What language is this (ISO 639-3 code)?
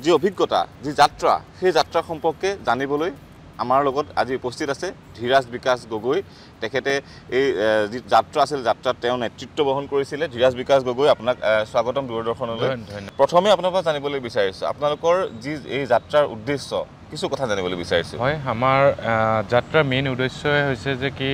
ben